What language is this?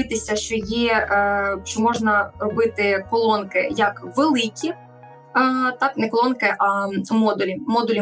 Ukrainian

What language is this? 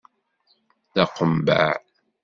Kabyle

